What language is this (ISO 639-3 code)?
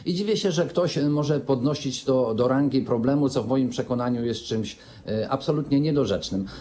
pol